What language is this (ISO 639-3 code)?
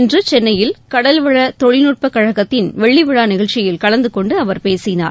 tam